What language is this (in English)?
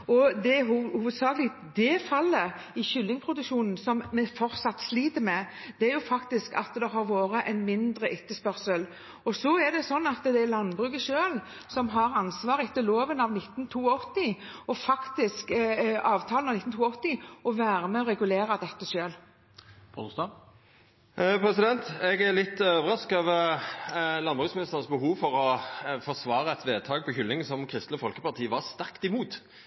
Norwegian